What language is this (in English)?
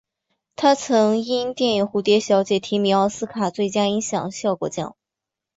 Chinese